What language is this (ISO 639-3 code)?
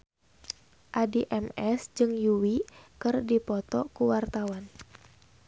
sun